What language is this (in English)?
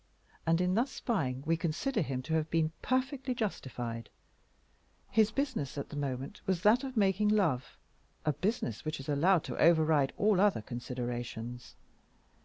English